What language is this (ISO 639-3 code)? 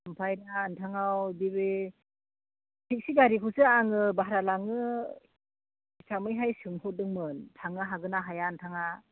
brx